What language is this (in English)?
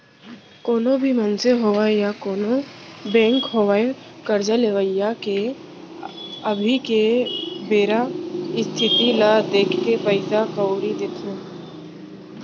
Chhattisgarhi